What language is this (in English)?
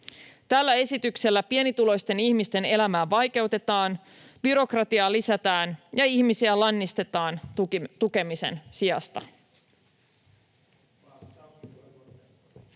Finnish